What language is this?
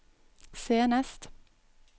Norwegian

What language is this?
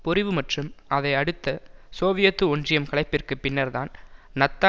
Tamil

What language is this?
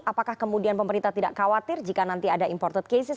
Indonesian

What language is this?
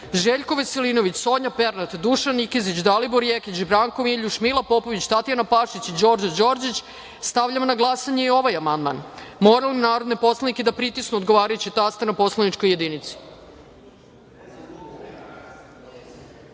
Serbian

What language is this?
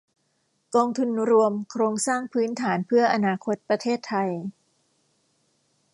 Thai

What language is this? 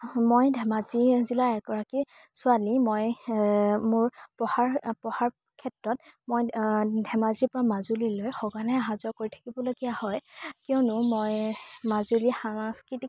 Assamese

